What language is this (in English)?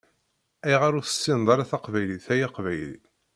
Kabyle